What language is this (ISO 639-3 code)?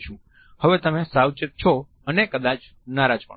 guj